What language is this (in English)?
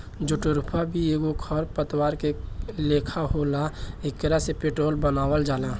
Bhojpuri